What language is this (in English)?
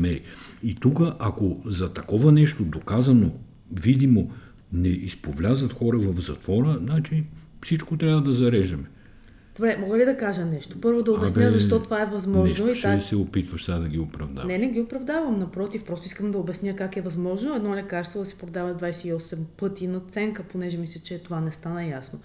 Bulgarian